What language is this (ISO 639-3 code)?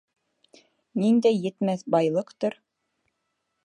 bak